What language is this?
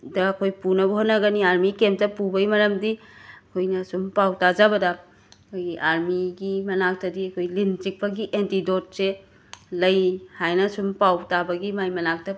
Manipuri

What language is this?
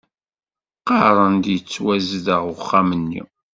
Kabyle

